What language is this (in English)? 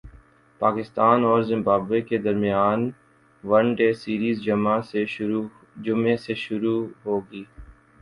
Urdu